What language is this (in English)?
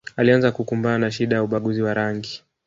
Swahili